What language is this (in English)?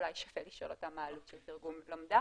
Hebrew